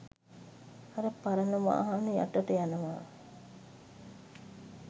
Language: Sinhala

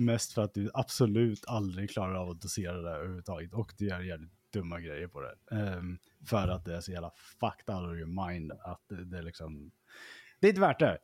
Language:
Swedish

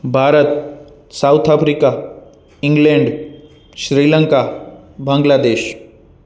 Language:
Sindhi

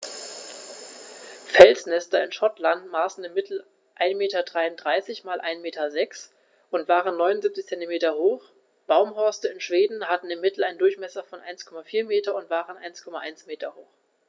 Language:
German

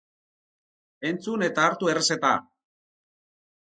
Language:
Basque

